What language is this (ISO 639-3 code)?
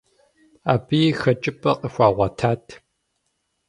kbd